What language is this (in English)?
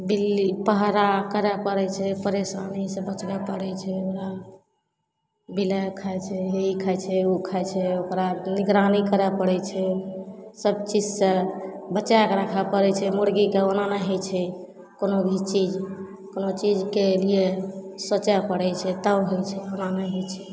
Maithili